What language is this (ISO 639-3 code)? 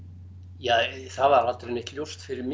isl